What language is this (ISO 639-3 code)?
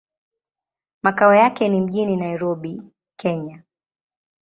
swa